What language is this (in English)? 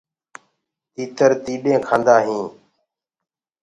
Gurgula